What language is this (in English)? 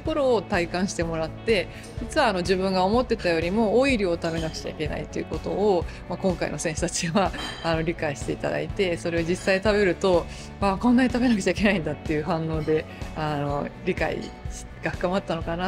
Japanese